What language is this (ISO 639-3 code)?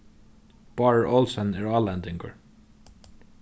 fao